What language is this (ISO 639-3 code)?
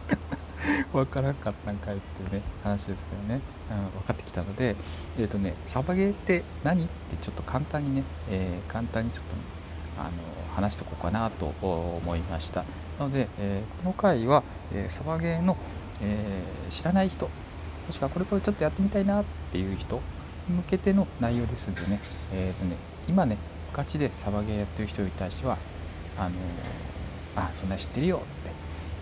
jpn